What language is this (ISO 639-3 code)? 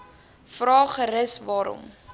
afr